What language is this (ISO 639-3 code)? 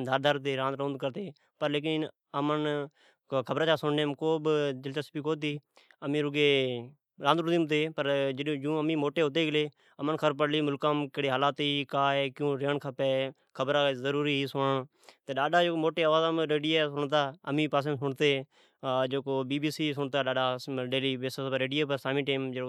odk